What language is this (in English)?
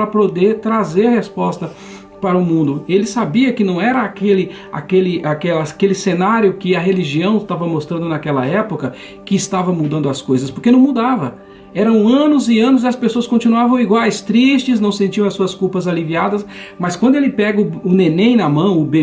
Portuguese